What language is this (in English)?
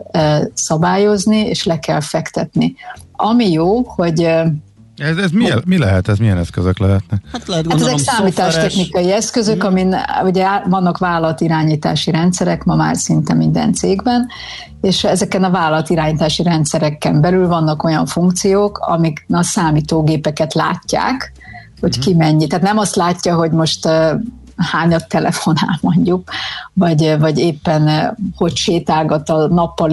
Hungarian